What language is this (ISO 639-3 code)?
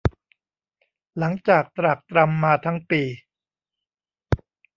tha